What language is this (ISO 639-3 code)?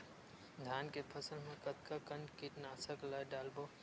hne